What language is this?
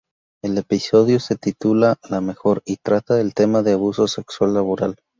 Spanish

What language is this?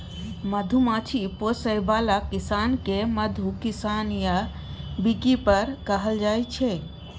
Maithili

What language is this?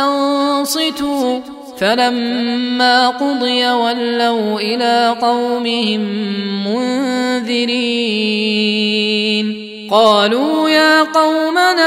Arabic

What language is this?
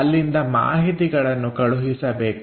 Kannada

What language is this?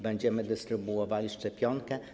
Polish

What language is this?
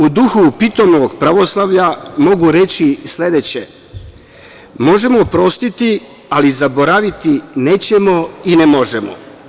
Serbian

